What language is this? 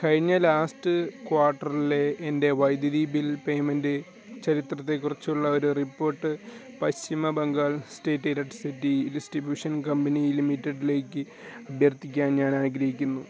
Malayalam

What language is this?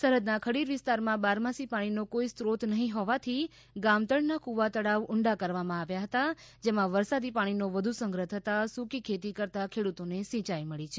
Gujarati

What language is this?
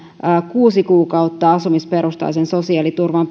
Finnish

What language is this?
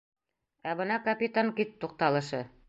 Bashkir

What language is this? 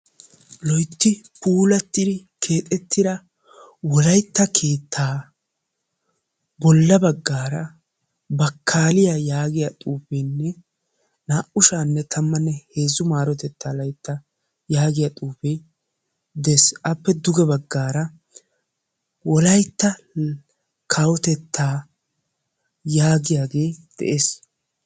Wolaytta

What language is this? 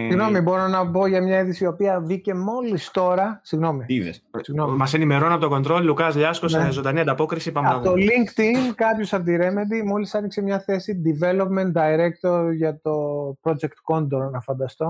Greek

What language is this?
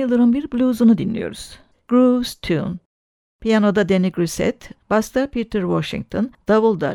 Turkish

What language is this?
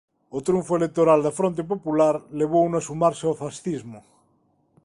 Galician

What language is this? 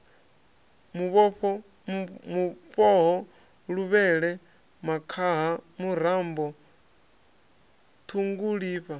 Venda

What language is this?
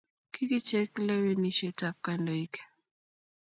Kalenjin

